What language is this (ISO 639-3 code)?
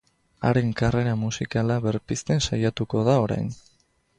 eus